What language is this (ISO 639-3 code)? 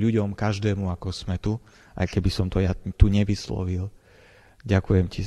slk